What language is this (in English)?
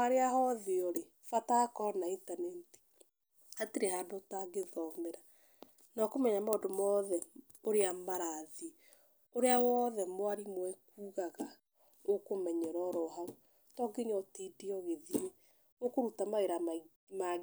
Kikuyu